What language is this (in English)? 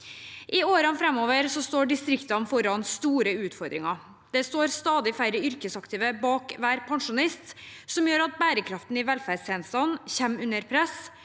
Norwegian